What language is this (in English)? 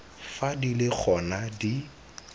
Tswana